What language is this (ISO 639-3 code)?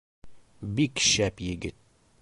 bak